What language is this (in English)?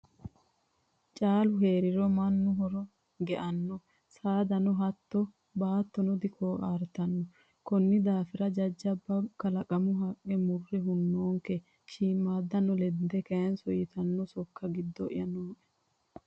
Sidamo